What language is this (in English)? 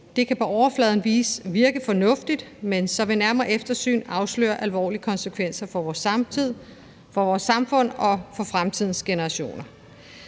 Danish